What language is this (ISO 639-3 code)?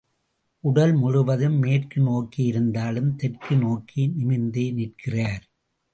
tam